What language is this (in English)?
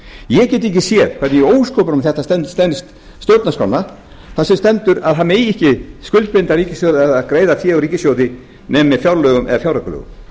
Icelandic